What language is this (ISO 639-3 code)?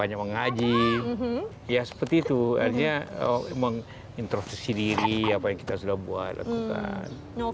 ind